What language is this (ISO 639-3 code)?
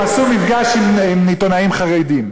heb